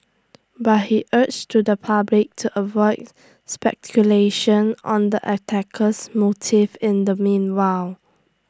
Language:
English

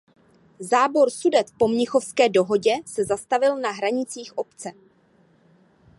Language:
Czech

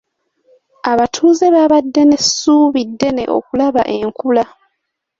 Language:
Ganda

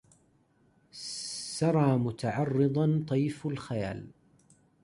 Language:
Arabic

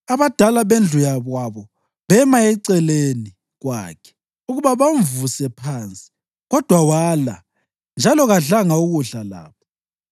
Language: North Ndebele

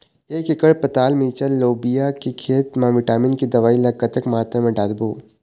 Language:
Chhattisgarhi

